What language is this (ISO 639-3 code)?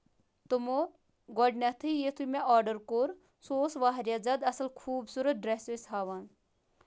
kas